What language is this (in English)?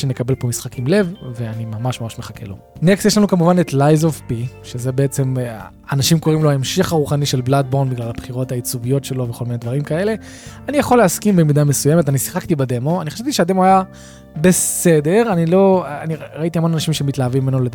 Hebrew